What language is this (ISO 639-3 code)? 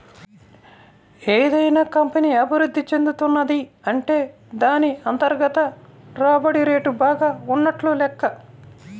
tel